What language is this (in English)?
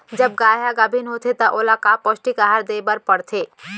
Chhattisgarhi